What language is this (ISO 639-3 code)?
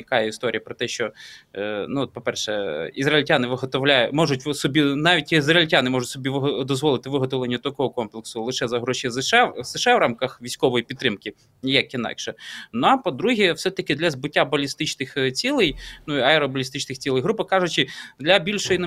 ukr